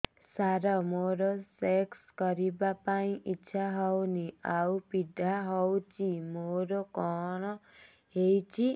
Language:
Odia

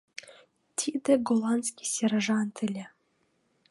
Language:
Mari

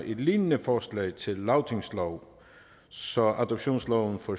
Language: Danish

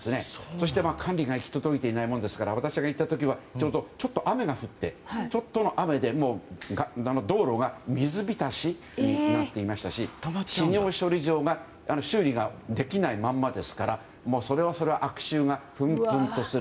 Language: Japanese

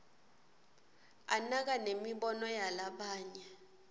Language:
Swati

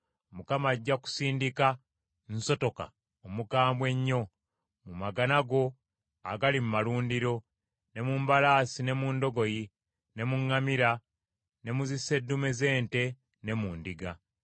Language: Ganda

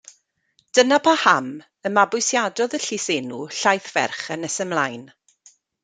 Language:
Welsh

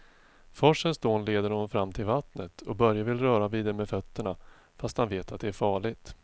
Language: Swedish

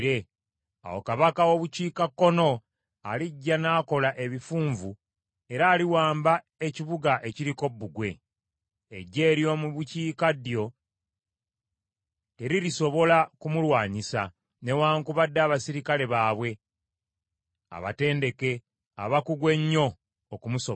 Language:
Ganda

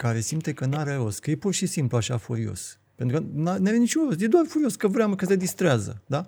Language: Romanian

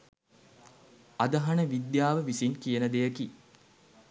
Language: Sinhala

